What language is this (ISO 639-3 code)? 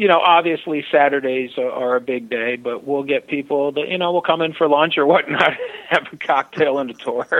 eng